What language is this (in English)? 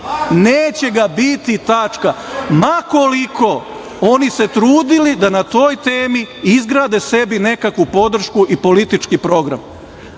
Serbian